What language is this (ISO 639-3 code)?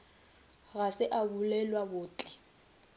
nso